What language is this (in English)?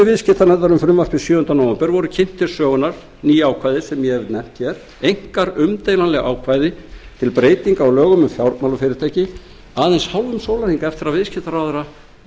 Icelandic